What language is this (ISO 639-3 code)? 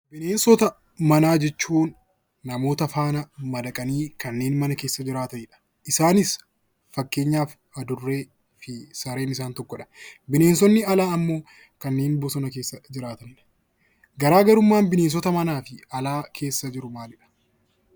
orm